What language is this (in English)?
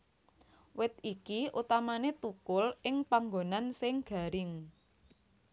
Javanese